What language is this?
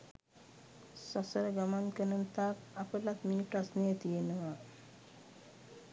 Sinhala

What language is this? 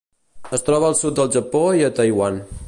Catalan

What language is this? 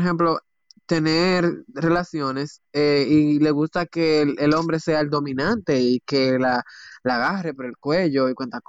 Spanish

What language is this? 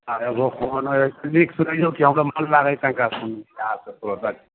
Maithili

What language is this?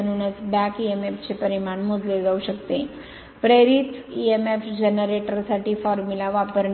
Marathi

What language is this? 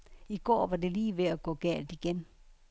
Danish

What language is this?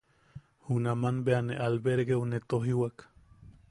Yaqui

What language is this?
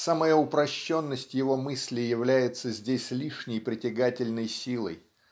Russian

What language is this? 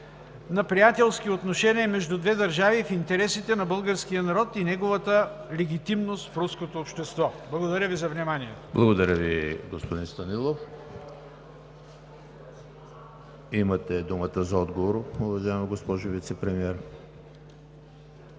Bulgarian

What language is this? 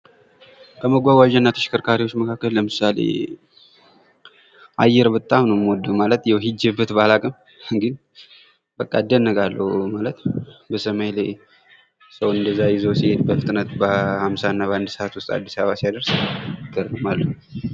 Amharic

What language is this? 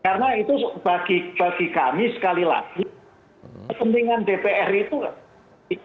Indonesian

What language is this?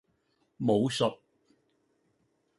Cantonese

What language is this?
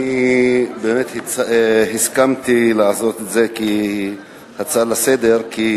Hebrew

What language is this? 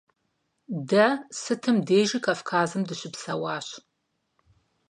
Kabardian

